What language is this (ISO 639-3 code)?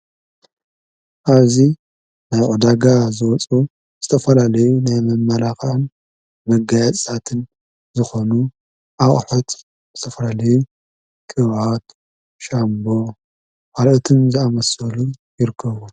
tir